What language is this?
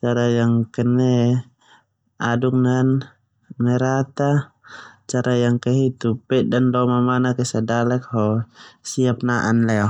Termanu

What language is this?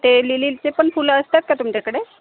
Marathi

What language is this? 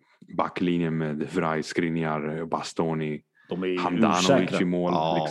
Swedish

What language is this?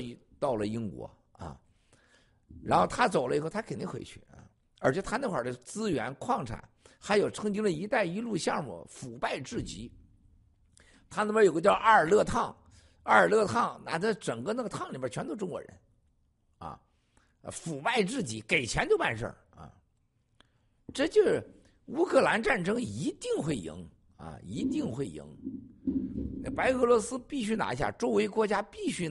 Chinese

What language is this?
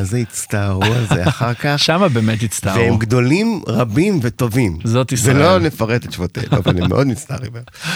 Hebrew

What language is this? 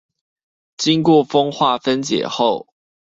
Chinese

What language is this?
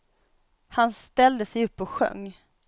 Swedish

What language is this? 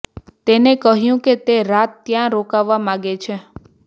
Gujarati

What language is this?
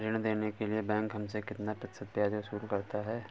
Hindi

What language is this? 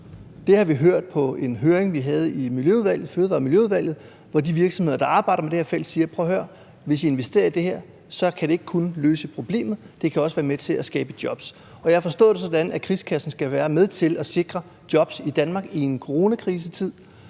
Danish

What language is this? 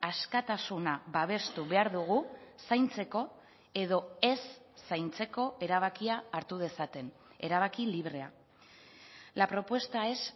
Basque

